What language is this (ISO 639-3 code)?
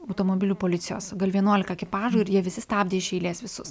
lit